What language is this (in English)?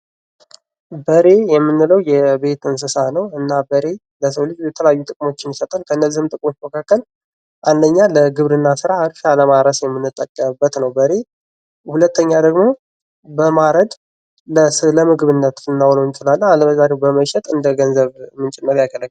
Amharic